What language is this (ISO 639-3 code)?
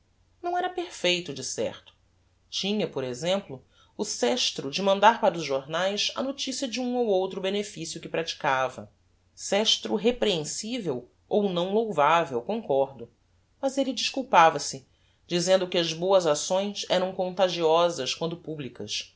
por